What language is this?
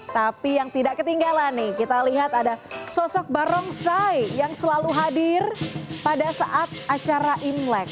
Indonesian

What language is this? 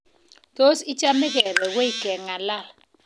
Kalenjin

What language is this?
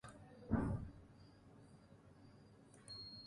Urdu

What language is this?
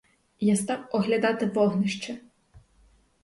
Ukrainian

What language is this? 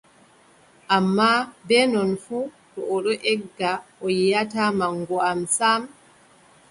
Adamawa Fulfulde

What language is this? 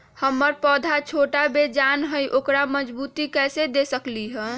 Magahi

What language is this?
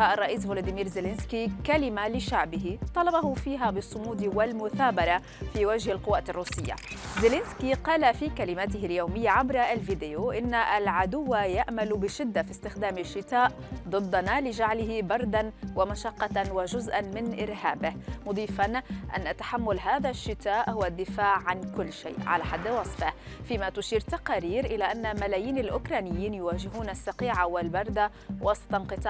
Arabic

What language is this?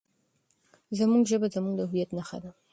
Pashto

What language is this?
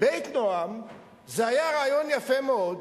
Hebrew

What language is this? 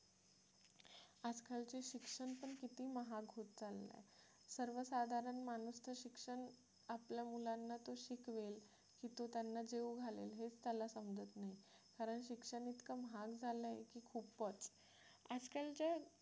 Marathi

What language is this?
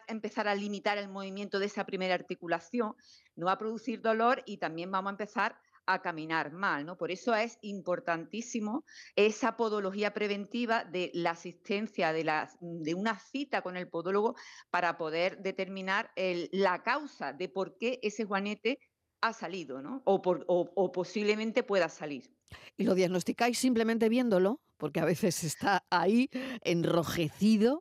Spanish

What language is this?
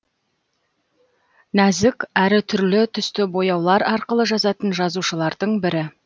Kazakh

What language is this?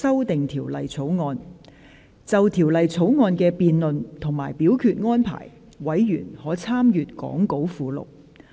Cantonese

